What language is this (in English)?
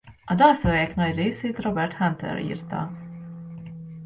Hungarian